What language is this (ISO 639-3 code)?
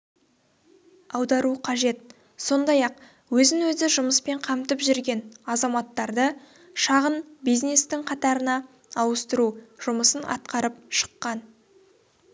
kaz